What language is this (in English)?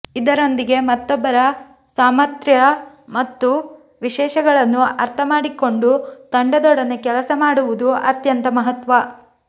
Kannada